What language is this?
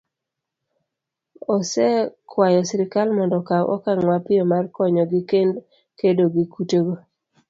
Luo (Kenya and Tanzania)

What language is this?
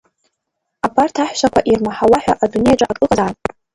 Abkhazian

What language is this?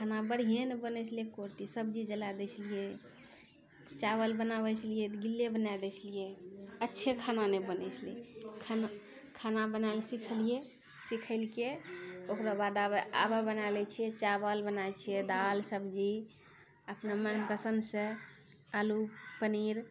Maithili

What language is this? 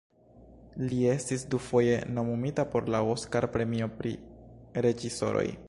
Esperanto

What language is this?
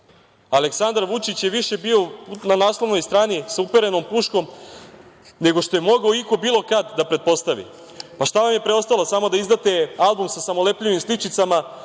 Serbian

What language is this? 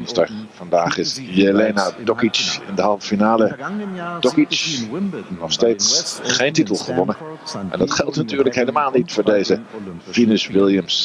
Dutch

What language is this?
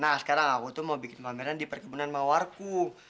Indonesian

